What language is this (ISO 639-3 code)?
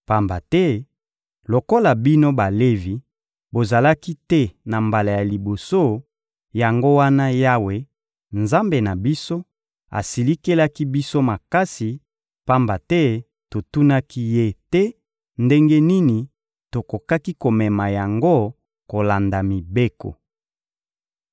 lin